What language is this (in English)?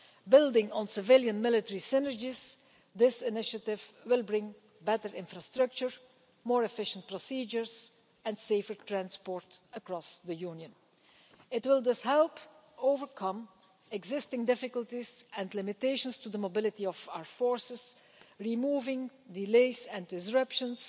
English